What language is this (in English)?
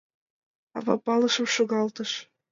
Mari